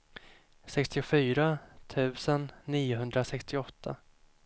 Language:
Swedish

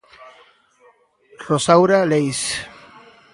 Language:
Galician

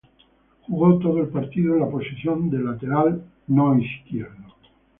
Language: Spanish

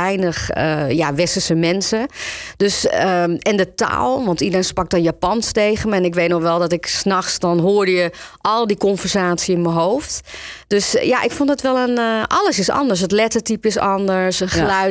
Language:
Dutch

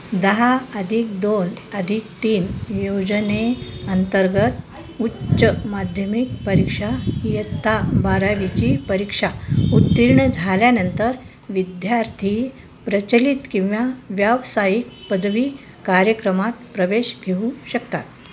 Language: Marathi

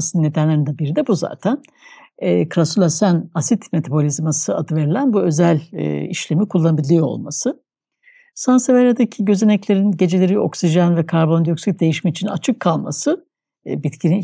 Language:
Turkish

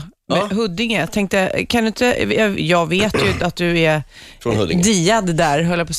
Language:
Swedish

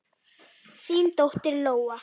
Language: Icelandic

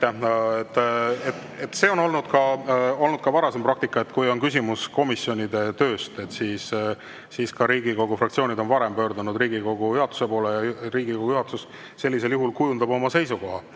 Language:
Estonian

